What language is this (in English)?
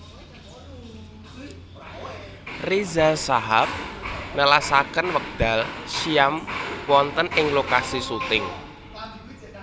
Javanese